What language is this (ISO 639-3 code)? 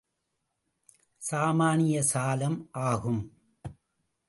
tam